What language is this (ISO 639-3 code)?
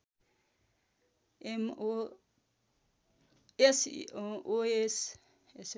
nep